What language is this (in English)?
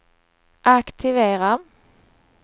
Swedish